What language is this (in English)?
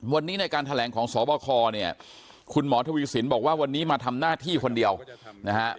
Thai